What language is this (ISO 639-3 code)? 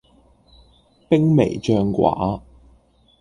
yue